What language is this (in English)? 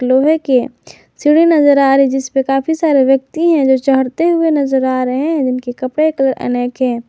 Hindi